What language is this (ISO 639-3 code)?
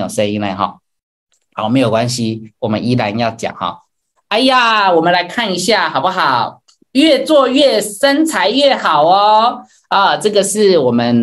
zho